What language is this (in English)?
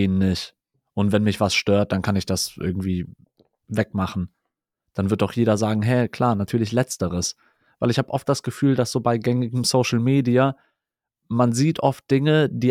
German